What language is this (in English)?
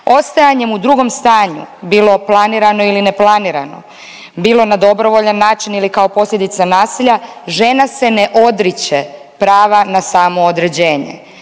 Croatian